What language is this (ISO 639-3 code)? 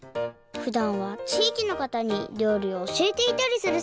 jpn